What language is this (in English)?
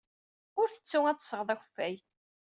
Kabyle